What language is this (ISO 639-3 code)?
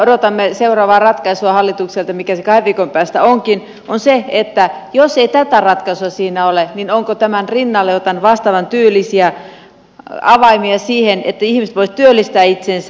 fin